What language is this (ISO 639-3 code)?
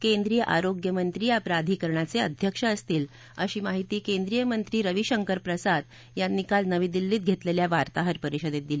mar